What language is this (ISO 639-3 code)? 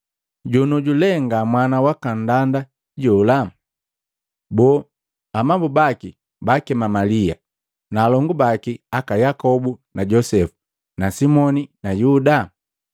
mgv